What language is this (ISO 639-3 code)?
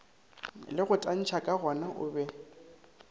nso